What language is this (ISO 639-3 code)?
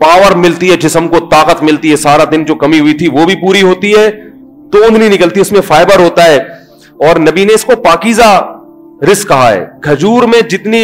urd